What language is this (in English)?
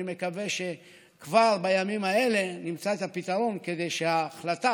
Hebrew